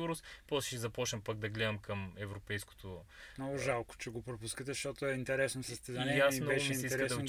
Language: Bulgarian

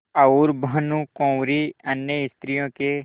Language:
Hindi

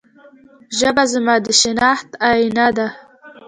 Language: Pashto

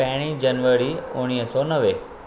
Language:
Sindhi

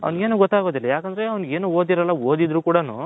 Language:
Kannada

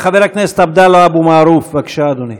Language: Hebrew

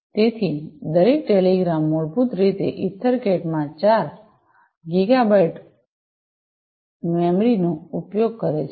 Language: Gujarati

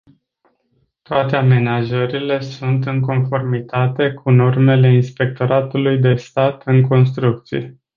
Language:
Romanian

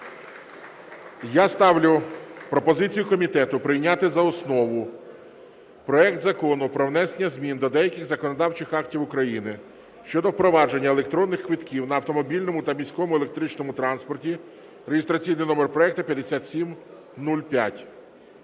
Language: Ukrainian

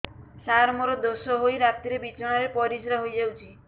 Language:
Odia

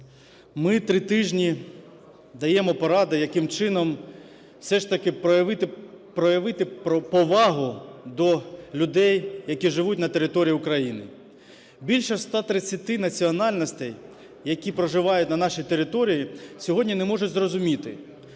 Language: Ukrainian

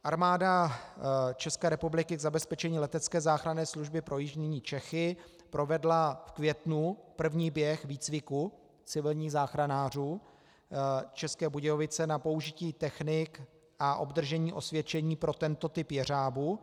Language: Czech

